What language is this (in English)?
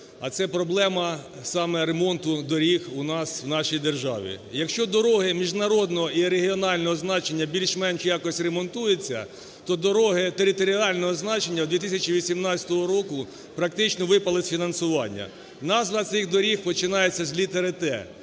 Ukrainian